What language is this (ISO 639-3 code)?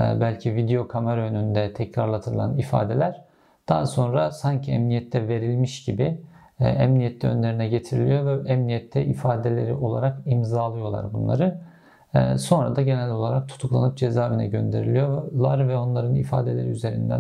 tur